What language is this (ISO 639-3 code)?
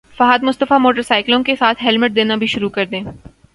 urd